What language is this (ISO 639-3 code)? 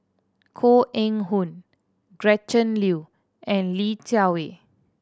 eng